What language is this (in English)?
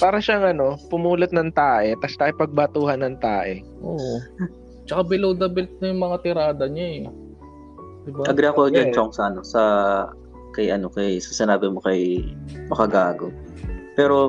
Filipino